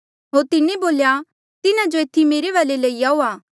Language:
Mandeali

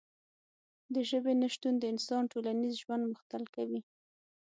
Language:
Pashto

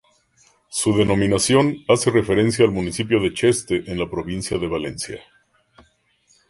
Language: Spanish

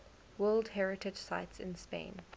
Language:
English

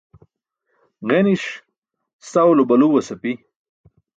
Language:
Burushaski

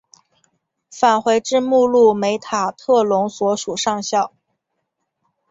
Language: Chinese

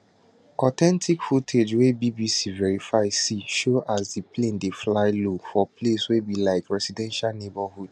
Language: Nigerian Pidgin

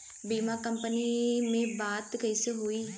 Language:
Bhojpuri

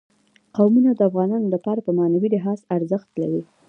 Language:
Pashto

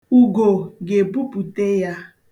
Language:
Igbo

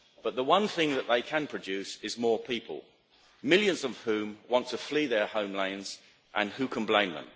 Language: English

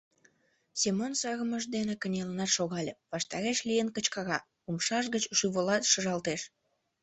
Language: Mari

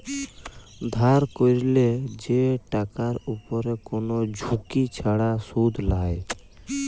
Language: Bangla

